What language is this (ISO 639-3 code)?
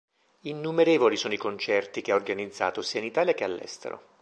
ita